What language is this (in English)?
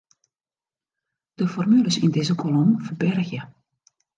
Western Frisian